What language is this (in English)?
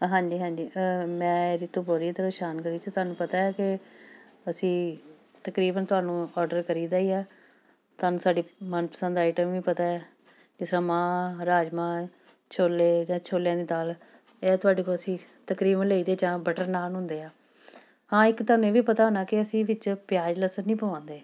Punjabi